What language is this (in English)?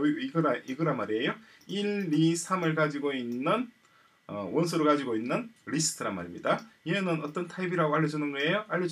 Korean